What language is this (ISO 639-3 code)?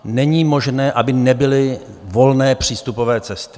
ces